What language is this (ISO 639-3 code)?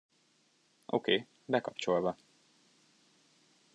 hun